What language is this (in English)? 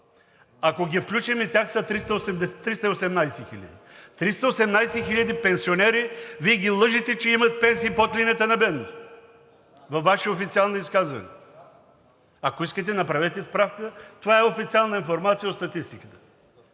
Bulgarian